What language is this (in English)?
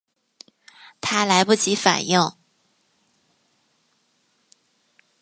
Chinese